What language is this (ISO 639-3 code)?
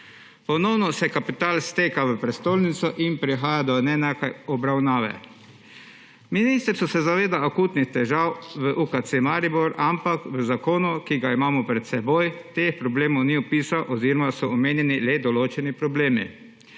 slv